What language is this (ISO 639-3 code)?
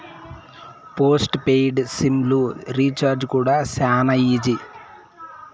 tel